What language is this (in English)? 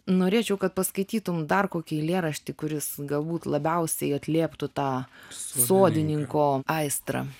Lithuanian